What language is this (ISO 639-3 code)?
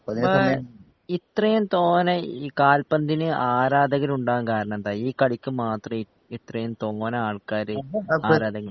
mal